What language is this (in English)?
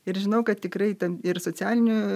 Lithuanian